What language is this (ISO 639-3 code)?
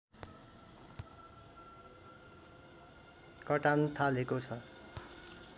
nep